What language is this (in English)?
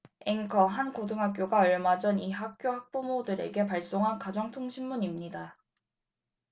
Korean